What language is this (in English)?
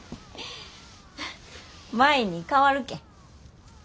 Japanese